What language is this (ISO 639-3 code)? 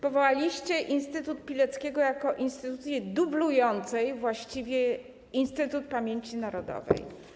pol